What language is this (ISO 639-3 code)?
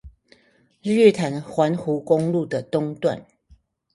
zho